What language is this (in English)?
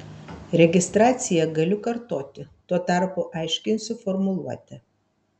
Lithuanian